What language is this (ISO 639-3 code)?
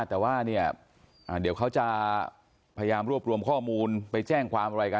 tha